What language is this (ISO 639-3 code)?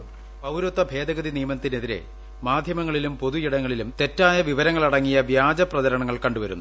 mal